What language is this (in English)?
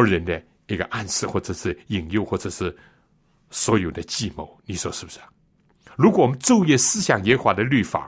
Chinese